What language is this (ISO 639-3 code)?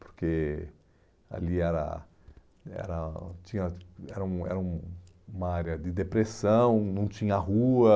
por